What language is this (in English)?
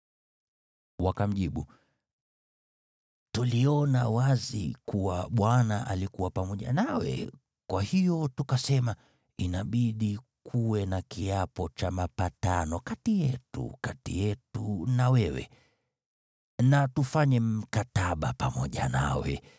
Swahili